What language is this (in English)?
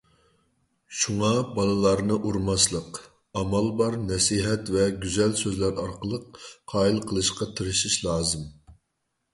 Uyghur